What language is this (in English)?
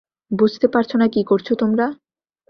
Bangla